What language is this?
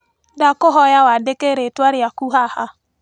Kikuyu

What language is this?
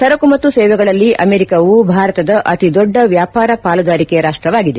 Kannada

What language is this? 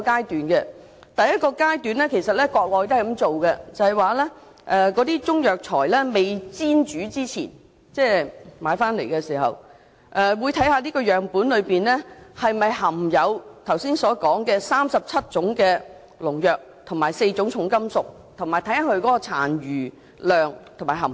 Cantonese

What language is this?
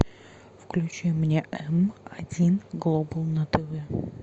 Russian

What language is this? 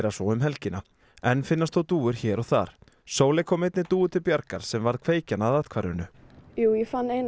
Icelandic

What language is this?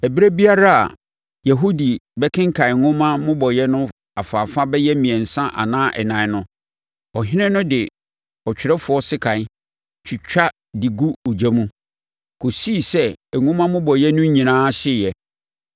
Akan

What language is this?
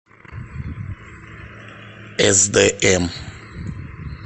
Russian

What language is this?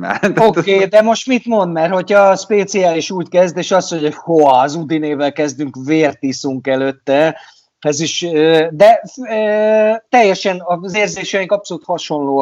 Hungarian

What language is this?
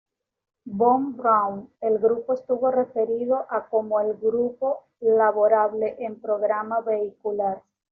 Spanish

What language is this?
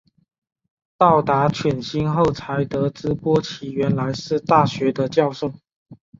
Chinese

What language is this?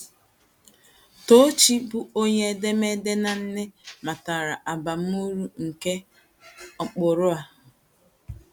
Igbo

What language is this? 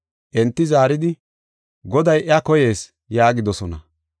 Gofa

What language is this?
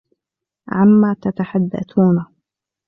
Arabic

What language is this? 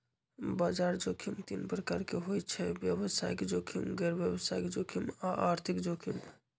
Magahi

